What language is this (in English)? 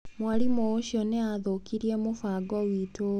Kikuyu